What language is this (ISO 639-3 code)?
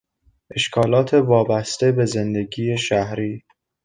fas